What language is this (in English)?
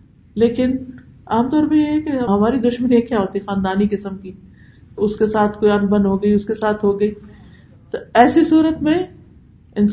Urdu